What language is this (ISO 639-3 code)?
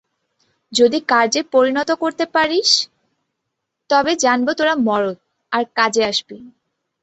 ben